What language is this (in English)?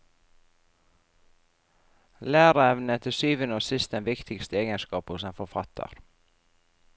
Norwegian